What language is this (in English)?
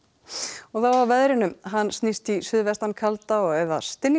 Icelandic